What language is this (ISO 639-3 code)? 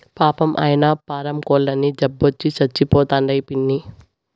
tel